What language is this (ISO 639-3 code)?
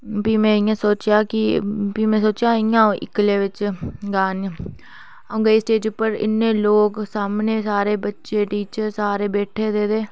doi